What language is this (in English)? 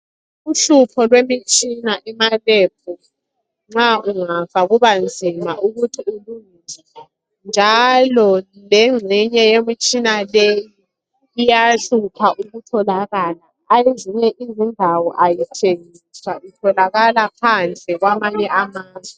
North Ndebele